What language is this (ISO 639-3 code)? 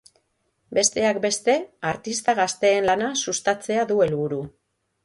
eus